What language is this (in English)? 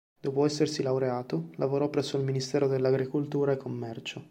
Italian